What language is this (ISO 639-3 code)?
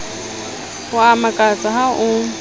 sot